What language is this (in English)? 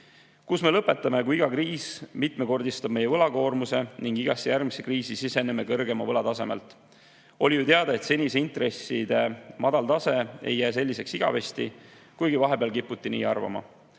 Estonian